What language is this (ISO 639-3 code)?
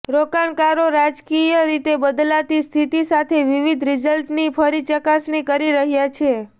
guj